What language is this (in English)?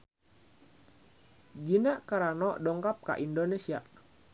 Sundanese